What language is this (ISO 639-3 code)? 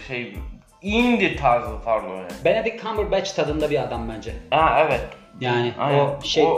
tur